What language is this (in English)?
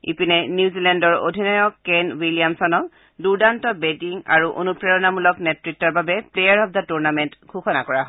Assamese